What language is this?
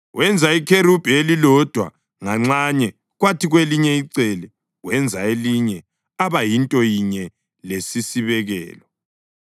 North Ndebele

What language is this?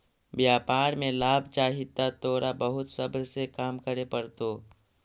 Magahi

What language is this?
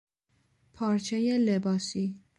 Persian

